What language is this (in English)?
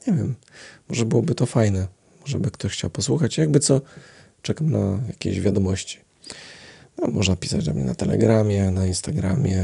Polish